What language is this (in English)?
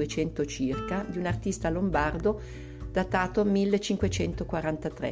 Italian